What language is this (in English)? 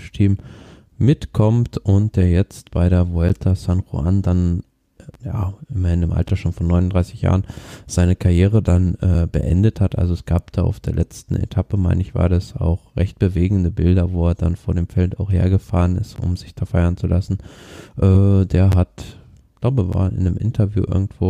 German